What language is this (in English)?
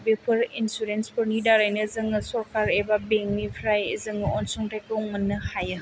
Bodo